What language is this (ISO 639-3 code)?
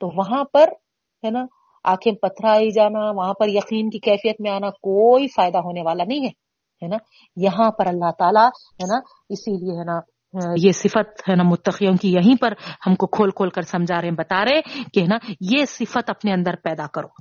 urd